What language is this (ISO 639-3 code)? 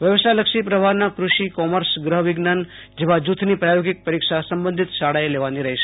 guj